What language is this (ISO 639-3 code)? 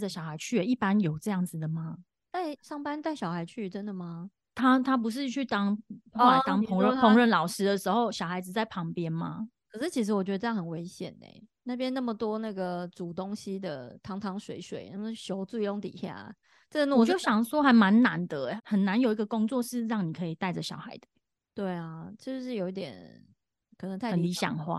zho